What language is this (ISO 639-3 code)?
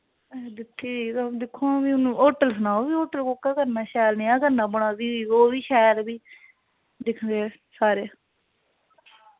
doi